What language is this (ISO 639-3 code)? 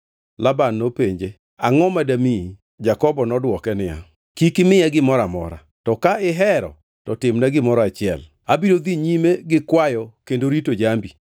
luo